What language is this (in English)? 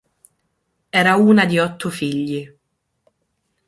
Italian